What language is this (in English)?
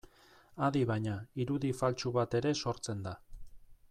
Basque